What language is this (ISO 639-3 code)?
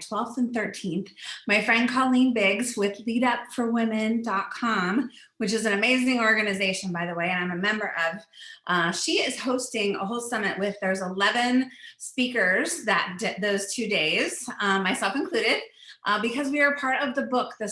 eng